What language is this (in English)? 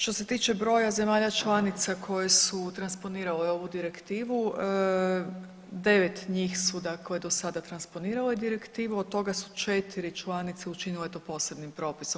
Croatian